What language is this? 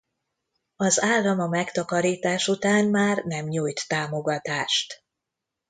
Hungarian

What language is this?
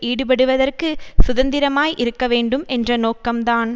Tamil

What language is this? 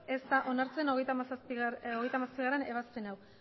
Basque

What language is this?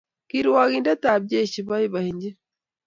Kalenjin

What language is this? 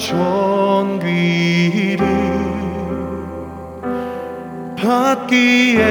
Korean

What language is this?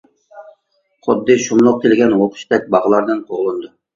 Uyghur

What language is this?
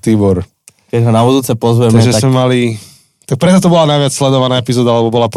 Slovak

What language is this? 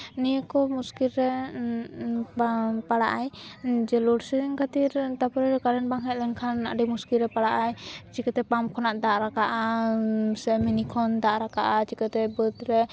Santali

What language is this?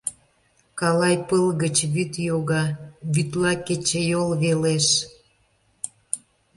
Mari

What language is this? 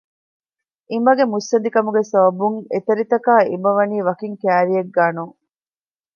Divehi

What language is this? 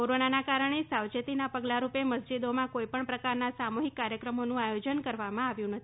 Gujarati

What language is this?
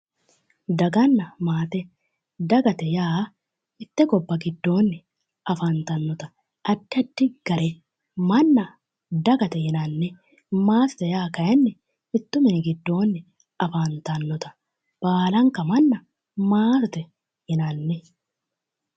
Sidamo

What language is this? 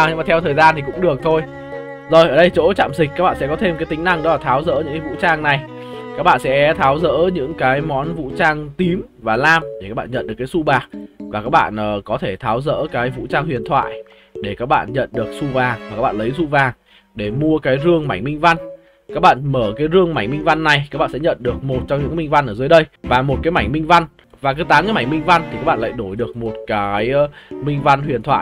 Vietnamese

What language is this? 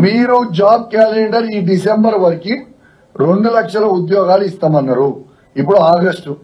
Telugu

